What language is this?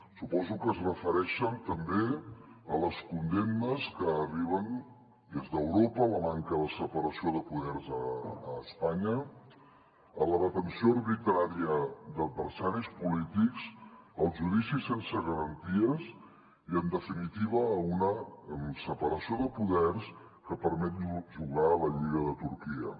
Catalan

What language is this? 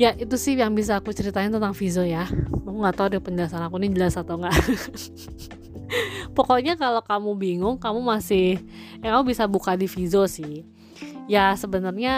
Indonesian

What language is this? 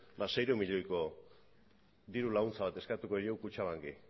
Basque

